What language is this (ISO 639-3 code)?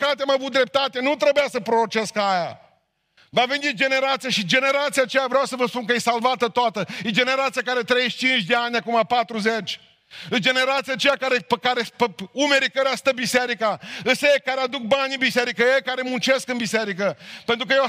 ron